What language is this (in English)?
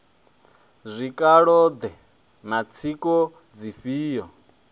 Venda